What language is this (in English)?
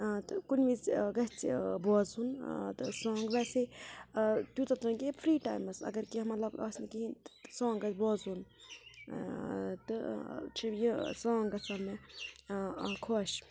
Kashmiri